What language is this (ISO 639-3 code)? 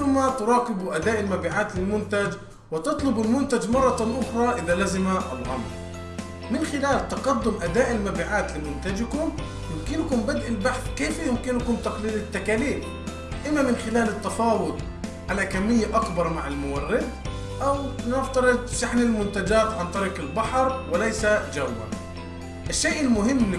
ara